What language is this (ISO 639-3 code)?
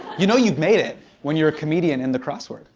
eng